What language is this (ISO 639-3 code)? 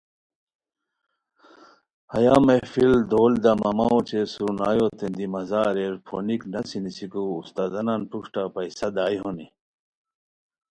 khw